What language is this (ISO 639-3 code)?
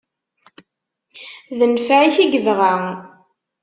kab